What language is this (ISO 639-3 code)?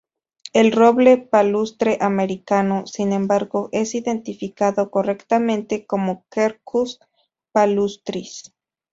spa